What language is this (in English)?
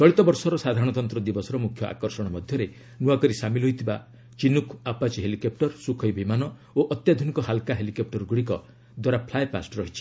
Odia